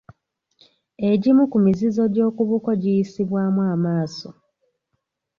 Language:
Ganda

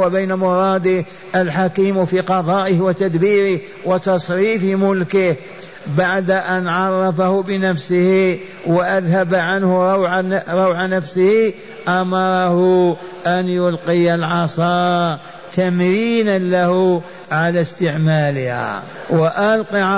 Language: Arabic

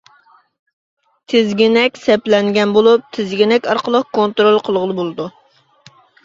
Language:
Uyghur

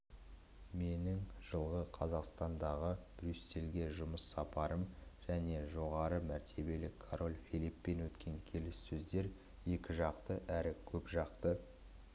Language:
Kazakh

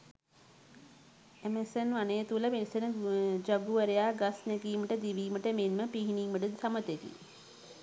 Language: Sinhala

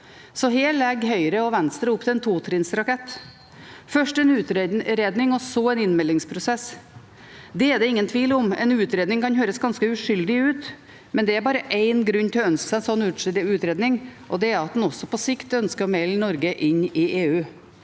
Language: Norwegian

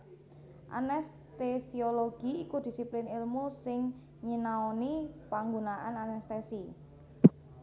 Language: Javanese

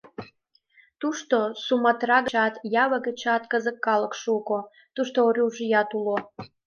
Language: Mari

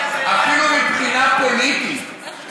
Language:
Hebrew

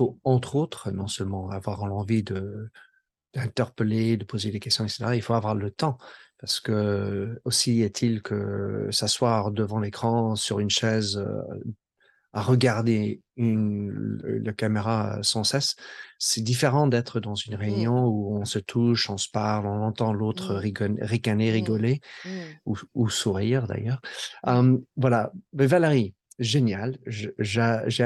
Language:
French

